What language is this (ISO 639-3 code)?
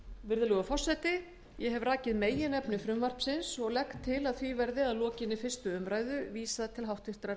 isl